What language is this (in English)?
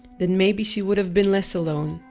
English